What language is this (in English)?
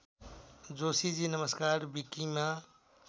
Nepali